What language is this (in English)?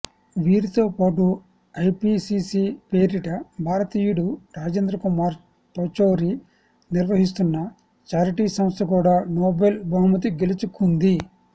Telugu